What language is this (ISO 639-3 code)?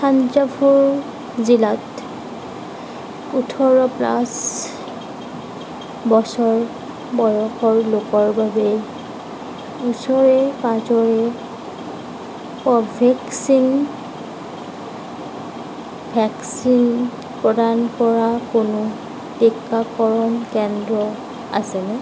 asm